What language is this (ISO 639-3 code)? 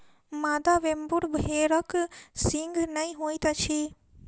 mai